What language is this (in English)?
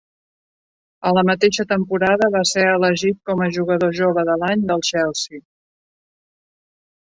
Catalan